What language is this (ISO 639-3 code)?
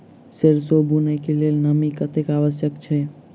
mai